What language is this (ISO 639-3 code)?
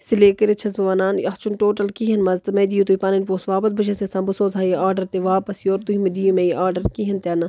kas